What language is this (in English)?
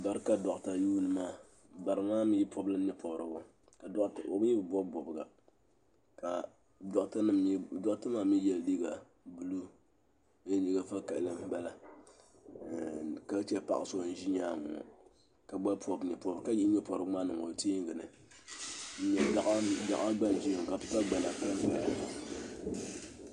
Dagbani